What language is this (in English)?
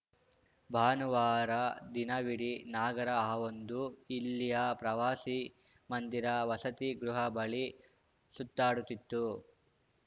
Kannada